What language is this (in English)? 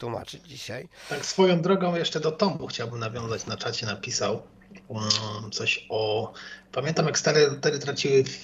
Polish